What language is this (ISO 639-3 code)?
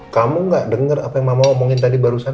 ind